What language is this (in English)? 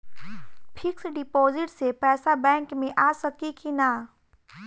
Bhojpuri